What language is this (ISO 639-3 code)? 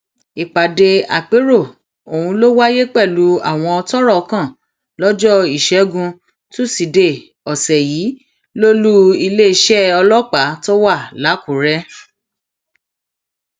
yor